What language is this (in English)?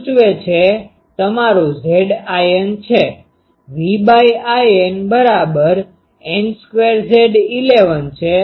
Gujarati